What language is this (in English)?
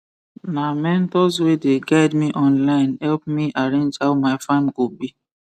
Nigerian Pidgin